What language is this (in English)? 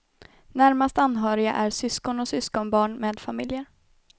Swedish